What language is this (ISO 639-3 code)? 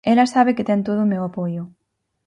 glg